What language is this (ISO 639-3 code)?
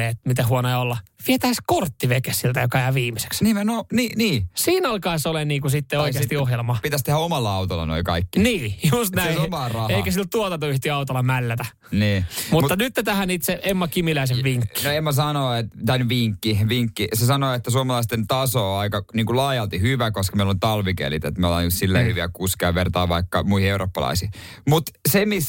fin